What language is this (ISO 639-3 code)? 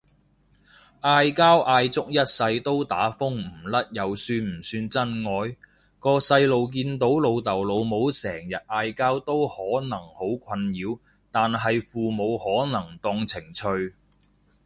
yue